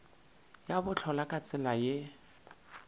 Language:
Northern Sotho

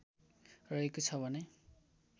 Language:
Nepali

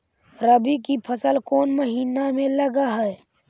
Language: Magahi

